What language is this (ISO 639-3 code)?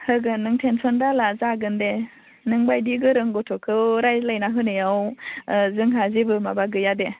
brx